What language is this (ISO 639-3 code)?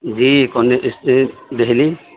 urd